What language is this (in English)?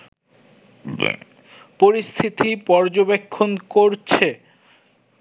Bangla